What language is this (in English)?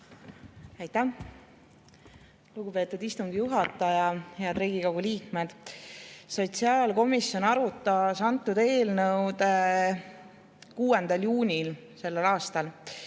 Estonian